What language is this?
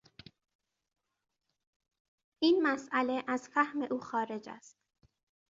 Persian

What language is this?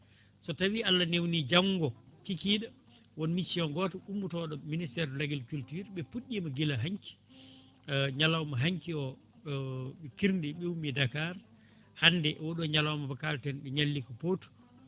Fula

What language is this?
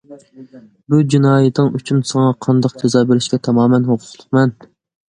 Uyghur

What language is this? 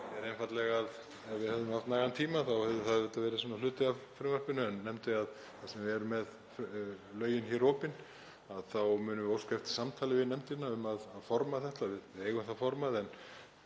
Icelandic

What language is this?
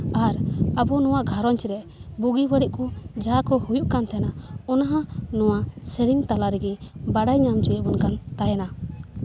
Santali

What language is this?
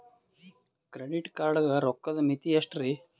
Kannada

